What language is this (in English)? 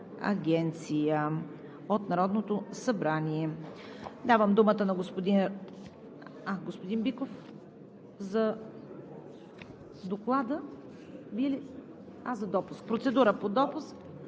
Bulgarian